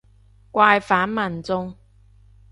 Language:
Cantonese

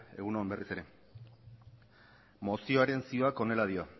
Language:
Basque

